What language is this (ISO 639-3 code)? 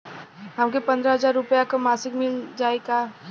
bho